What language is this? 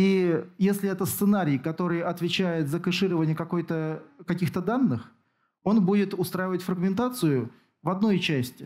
Russian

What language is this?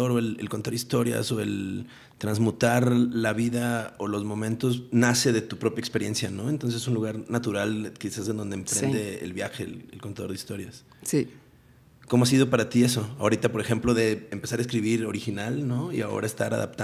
Spanish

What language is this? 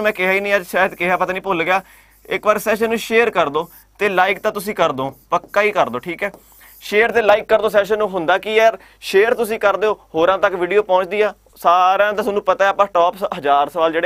Hindi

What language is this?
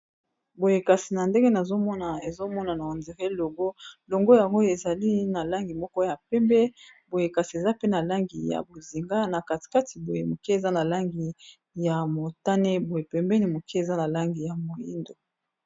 Lingala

